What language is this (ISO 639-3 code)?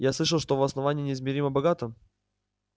rus